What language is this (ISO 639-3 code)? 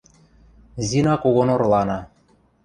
mrj